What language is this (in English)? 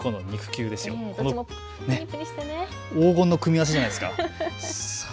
Japanese